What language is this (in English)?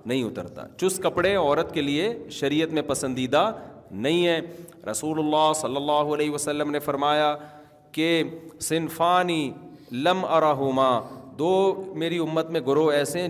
Urdu